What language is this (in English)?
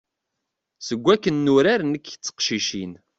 Kabyle